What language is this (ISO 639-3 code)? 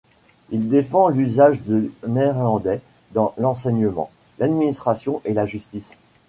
fra